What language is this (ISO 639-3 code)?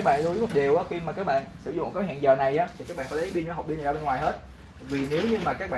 vie